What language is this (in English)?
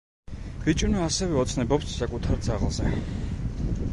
Georgian